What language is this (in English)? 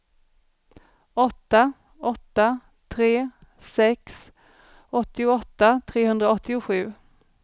Swedish